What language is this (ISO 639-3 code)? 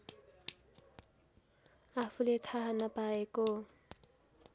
nep